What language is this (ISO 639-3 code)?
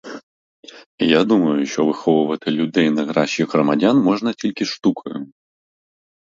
ukr